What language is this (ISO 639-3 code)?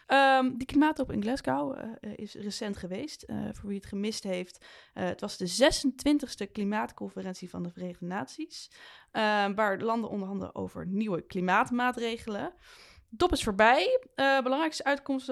nld